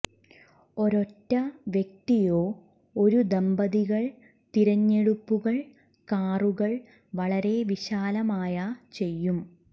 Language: Malayalam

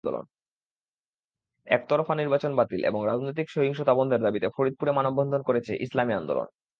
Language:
Bangla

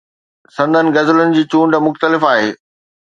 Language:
Sindhi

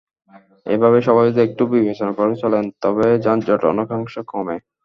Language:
Bangla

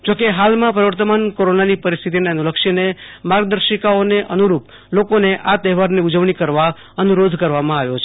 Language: Gujarati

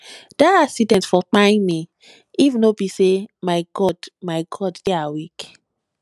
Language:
Nigerian Pidgin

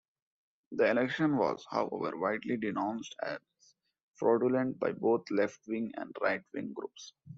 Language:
English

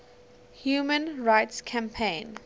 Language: English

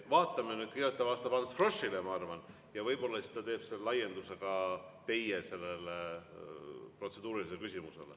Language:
Estonian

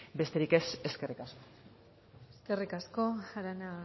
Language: Basque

